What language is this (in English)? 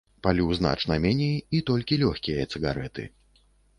Belarusian